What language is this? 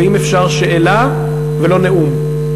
Hebrew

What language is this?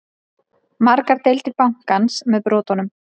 Icelandic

